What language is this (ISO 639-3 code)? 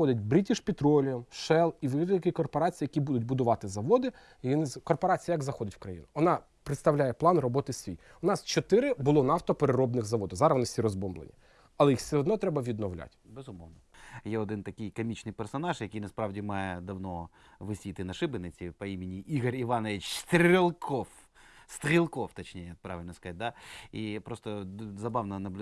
ukr